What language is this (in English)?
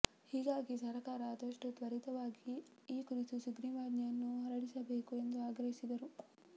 Kannada